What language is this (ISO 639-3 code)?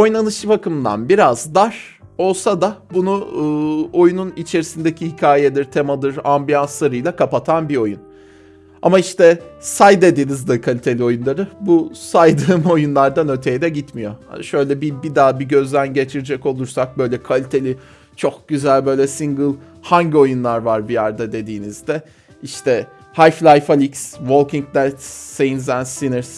tur